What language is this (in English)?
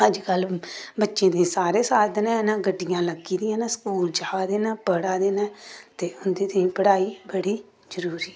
Dogri